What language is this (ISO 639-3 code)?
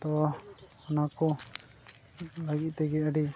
sat